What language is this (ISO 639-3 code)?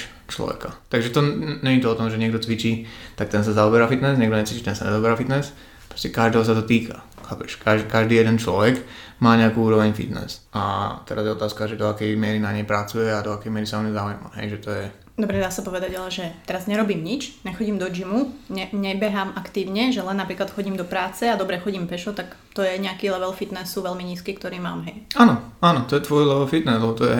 slk